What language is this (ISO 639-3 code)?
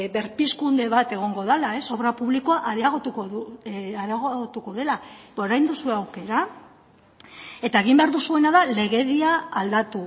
eus